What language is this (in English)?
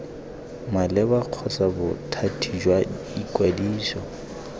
Tswana